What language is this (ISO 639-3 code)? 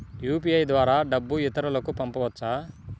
tel